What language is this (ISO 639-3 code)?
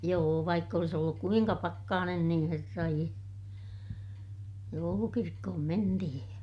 fin